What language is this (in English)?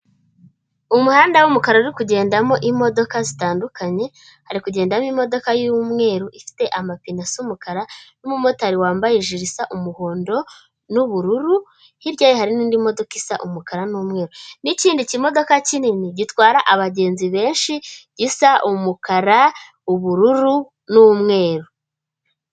Kinyarwanda